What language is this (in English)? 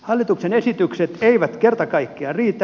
Finnish